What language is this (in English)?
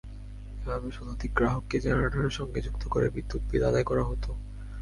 Bangla